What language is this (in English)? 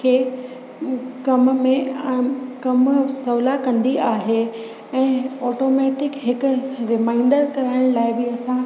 Sindhi